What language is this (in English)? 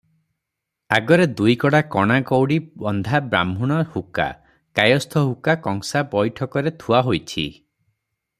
Odia